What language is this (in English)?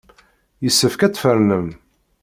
Kabyle